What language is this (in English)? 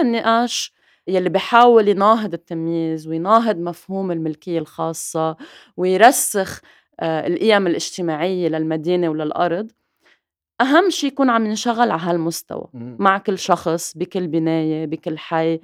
Arabic